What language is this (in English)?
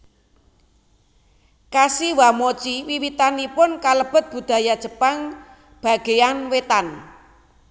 Javanese